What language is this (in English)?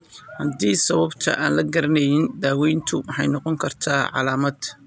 Somali